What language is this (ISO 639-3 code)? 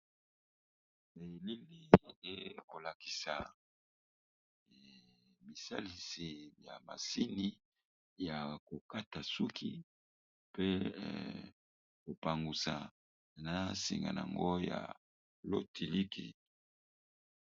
lin